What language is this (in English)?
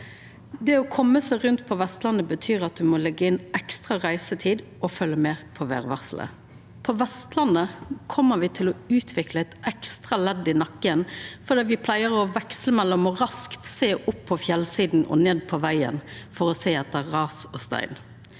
Norwegian